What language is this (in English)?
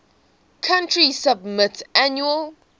English